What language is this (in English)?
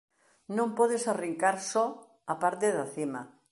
Galician